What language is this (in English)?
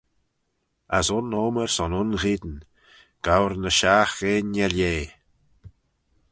Manx